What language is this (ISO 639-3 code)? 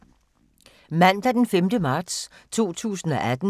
dan